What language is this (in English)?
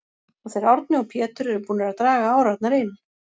Icelandic